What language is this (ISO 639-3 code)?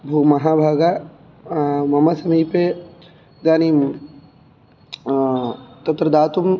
san